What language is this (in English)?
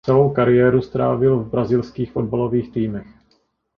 Czech